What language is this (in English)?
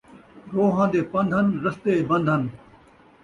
Saraiki